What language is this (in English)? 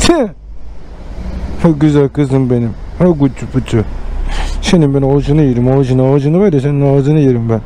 Turkish